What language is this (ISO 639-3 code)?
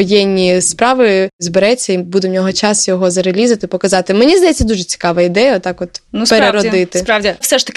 ukr